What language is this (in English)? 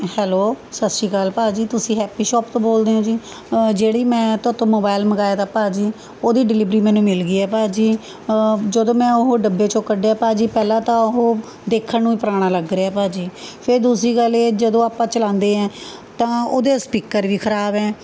Punjabi